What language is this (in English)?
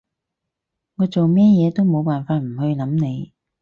Cantonese